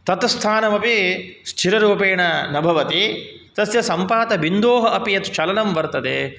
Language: Sanskrit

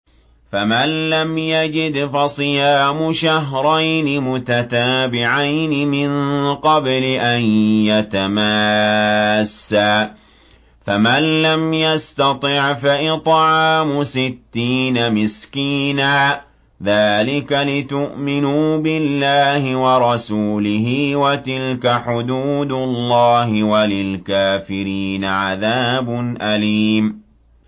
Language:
Arabic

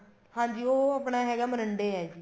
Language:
Punjabi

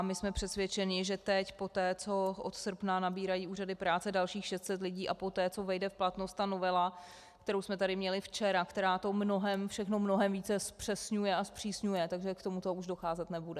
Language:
Czech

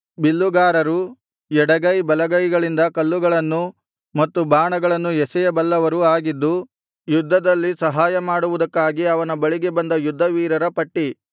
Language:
Kannada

